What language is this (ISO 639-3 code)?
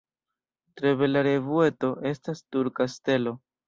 epo